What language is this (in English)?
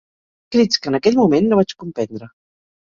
Catalan